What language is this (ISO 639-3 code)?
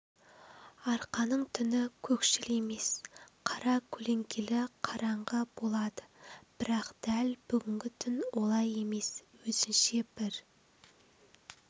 kaz